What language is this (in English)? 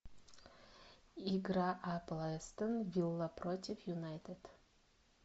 Russian